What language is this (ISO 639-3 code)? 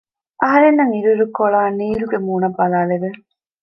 div